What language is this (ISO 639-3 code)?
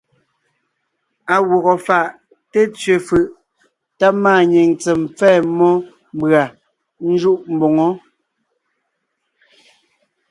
nnh